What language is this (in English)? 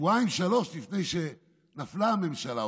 Hebrew